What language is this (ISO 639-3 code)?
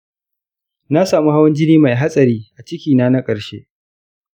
hau